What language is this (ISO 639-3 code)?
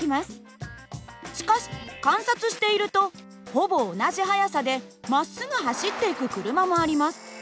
jpn